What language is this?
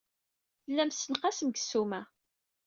Kabyle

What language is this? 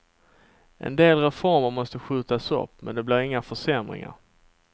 Swedish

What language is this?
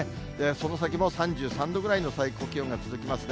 Japanese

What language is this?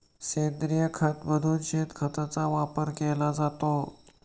Marathi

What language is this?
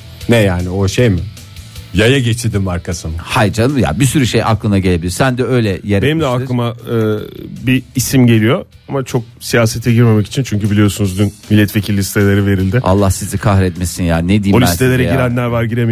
Turkish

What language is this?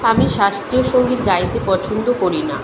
Bangla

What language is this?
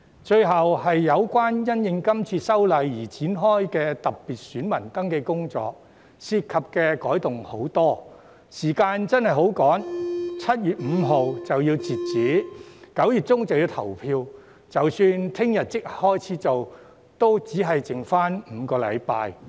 Cantonese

